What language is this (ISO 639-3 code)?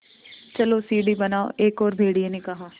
hin